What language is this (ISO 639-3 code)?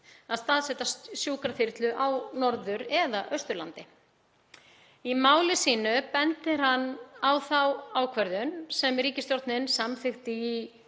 isl